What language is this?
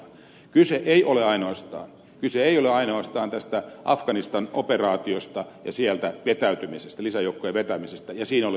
Finnish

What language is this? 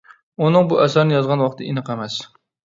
Uyghur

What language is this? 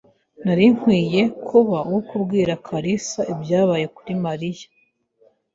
Kinyarwanda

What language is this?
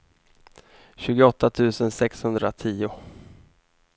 Swedish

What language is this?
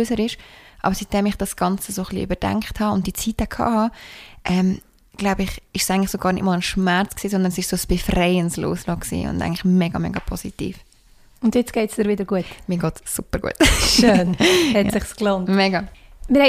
German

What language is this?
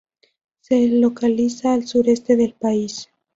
Spanish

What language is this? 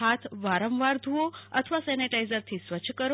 Gujarati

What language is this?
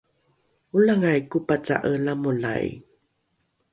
Rukai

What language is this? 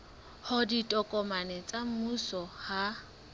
Southern Sotho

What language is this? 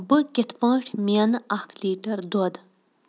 Kashmiri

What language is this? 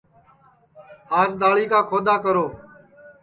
Sansi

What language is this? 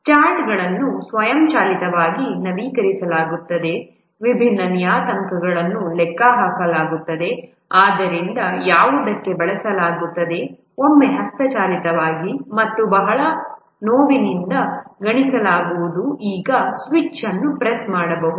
Kannada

